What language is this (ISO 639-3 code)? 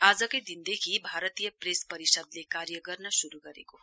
nep